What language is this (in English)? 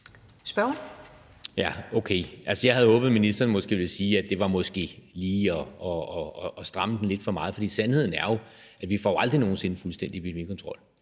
Danish